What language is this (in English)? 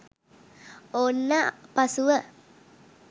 Sinhala